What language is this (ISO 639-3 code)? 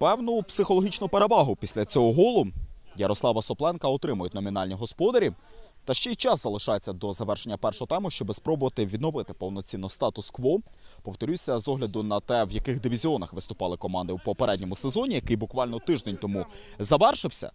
ukr